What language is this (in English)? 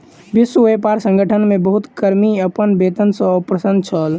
Maithili